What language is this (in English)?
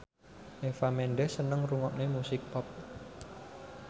Javanese